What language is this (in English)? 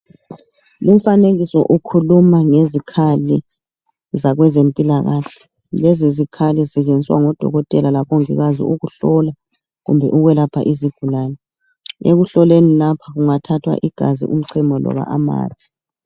North Ndebele